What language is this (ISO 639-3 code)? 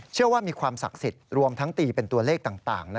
tha